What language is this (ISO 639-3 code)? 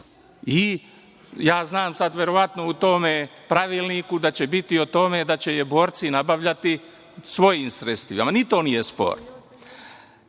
srp